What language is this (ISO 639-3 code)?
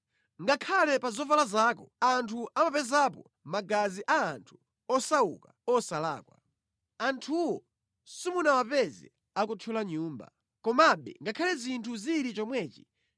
nya